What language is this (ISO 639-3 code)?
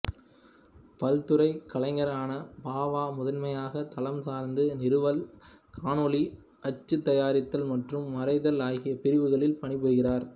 tam